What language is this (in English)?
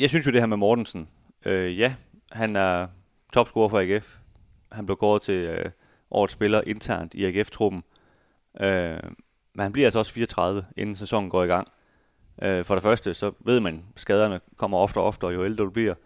Danish